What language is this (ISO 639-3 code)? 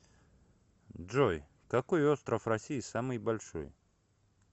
rus